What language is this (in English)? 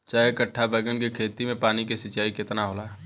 Bhojpuri